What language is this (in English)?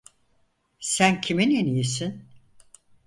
Turkish